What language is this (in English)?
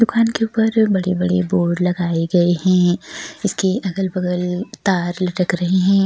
Hindi